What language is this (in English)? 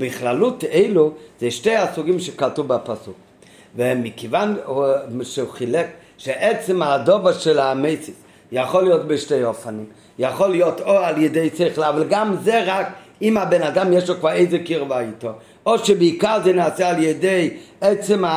Hebrew